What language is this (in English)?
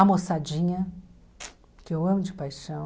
Portuguese